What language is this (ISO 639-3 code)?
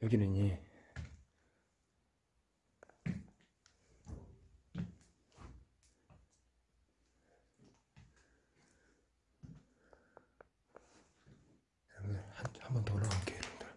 kor